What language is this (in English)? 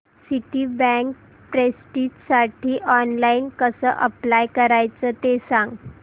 Marathi